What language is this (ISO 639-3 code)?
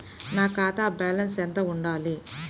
tel